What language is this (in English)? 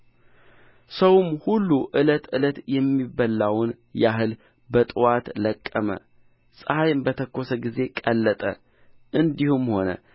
Amharic